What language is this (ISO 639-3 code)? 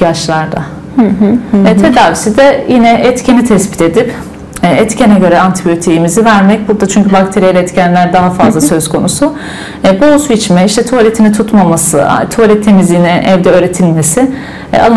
tur